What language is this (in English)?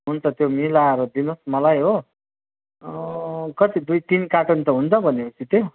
Nepali